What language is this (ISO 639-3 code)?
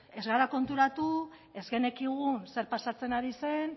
eus